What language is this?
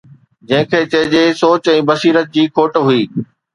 Sindhi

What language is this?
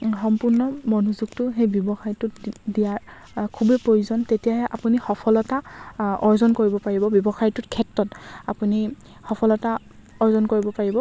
Assamese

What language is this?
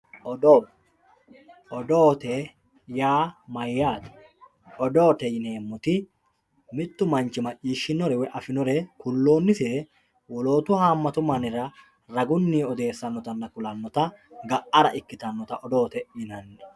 Sidamo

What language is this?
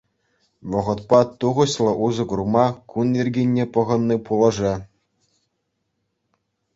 Chuvash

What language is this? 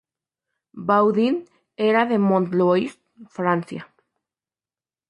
Spanish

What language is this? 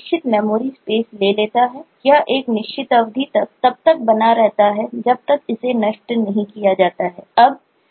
Hindi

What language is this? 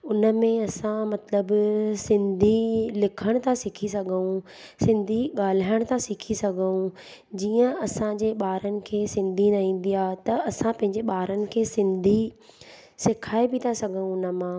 Sindhi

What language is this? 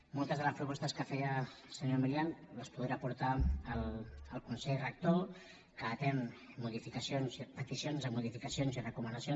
Catalan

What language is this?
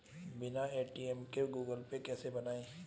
Hindi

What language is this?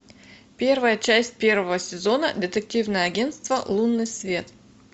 Russian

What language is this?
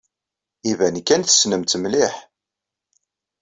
Kabyle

